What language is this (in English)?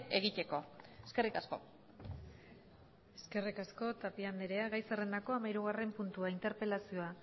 Basque